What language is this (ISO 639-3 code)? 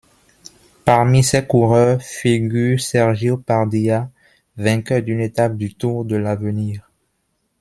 fra